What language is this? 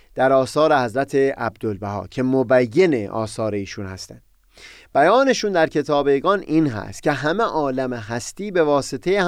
Persian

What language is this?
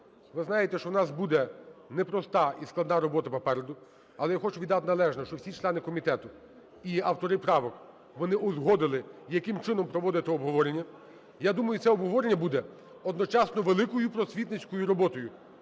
Ukrainian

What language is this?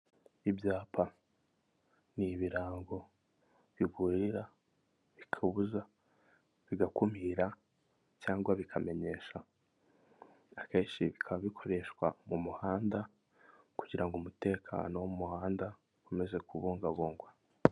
Kinyarwanda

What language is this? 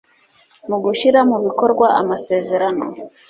Kinyarwanda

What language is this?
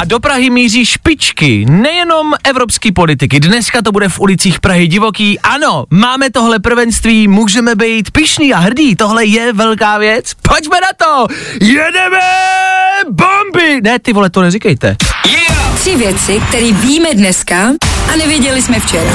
Czech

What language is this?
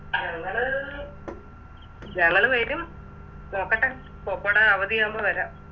Malayalam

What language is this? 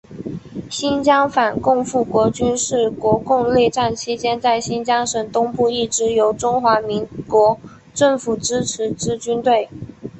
Chinese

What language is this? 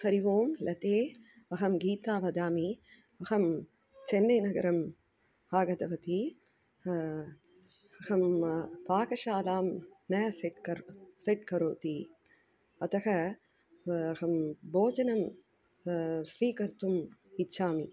Sanskrit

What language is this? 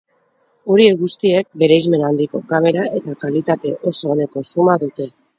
Basque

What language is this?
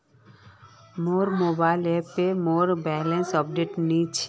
Magahi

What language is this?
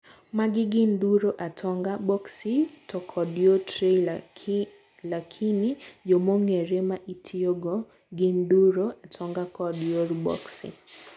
Luo (Kenya and Tanzania)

